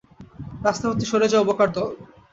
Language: Bangla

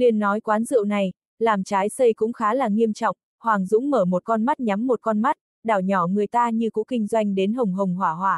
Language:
Vietnamese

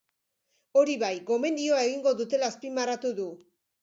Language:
Basque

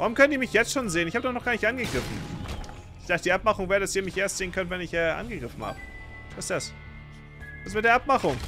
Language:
German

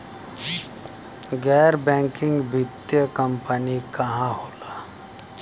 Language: Bhojpuri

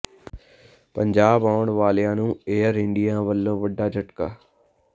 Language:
Punjabi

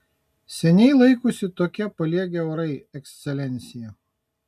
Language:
Lithuanian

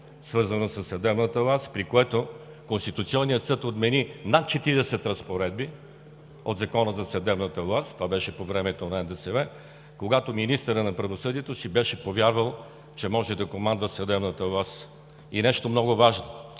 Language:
Bulgarian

